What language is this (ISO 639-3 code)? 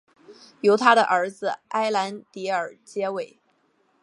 zho